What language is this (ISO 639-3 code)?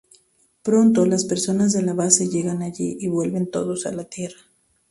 spa